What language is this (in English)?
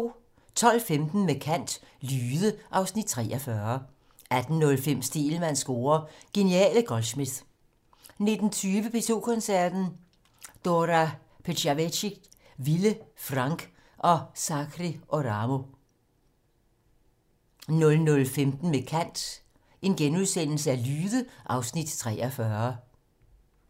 Danish